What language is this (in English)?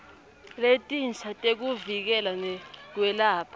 Swati